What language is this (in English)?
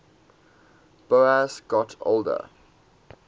English